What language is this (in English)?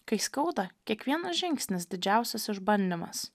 Lithuanian